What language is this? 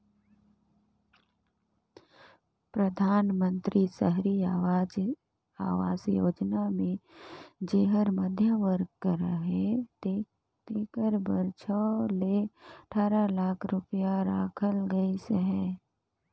Chhattisgarhi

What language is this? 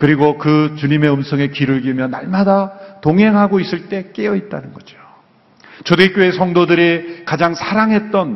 Korean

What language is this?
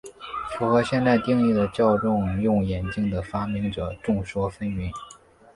Chinese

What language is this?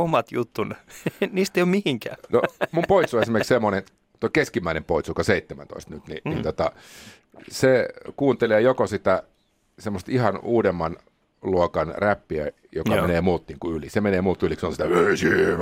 Finnish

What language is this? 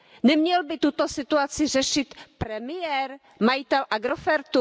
Czech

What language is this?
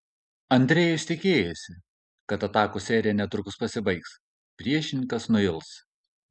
Lithuanian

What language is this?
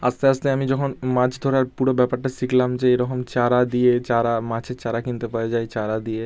Bangla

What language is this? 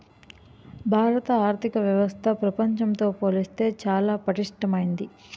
Telugu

